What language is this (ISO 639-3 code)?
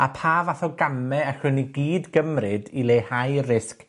cym